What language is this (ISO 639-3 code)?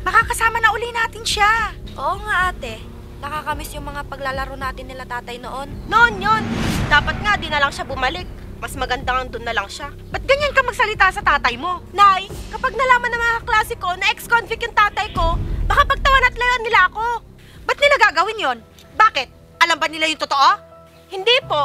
fil